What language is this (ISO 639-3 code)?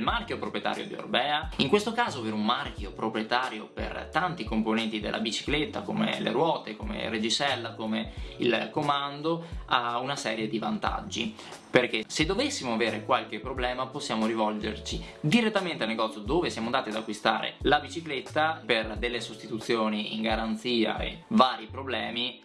ita